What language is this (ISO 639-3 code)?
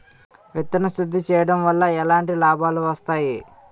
tel